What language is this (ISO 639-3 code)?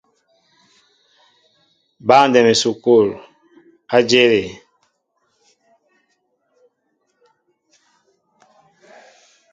mbo